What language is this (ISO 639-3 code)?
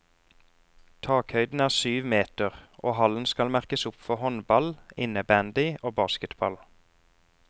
nor